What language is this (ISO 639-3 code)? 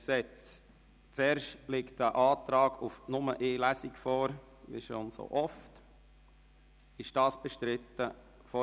gsw